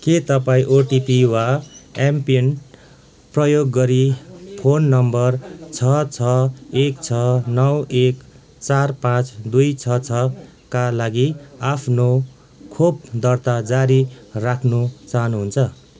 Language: Nepali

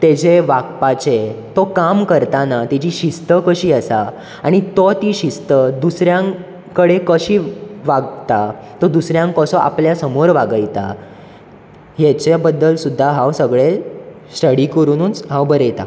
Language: Konkani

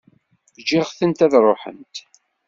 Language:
Kabyle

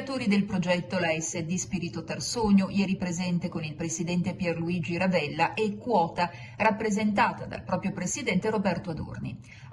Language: Italian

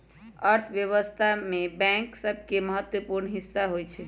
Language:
Magahi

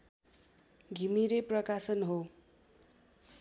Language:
Nepali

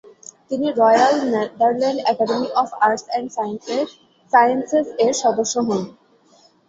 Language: Bangla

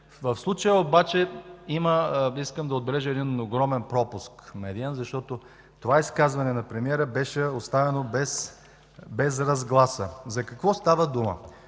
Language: Bulgarian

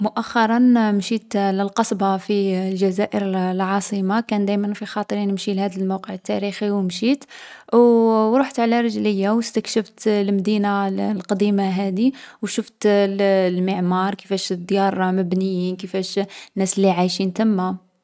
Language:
Algerian Arabic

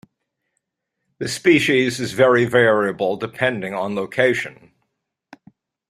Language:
English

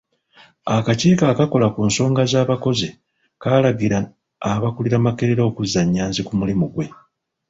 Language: Ganda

